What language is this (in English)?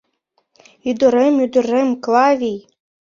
Mari